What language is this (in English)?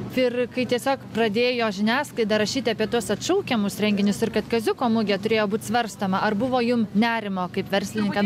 Lithuanian